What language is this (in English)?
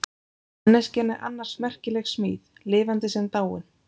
Icelandic